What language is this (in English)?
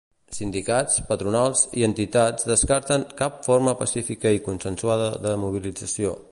Catalan